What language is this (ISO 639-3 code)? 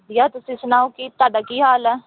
pan